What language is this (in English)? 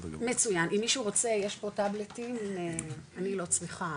Hebrew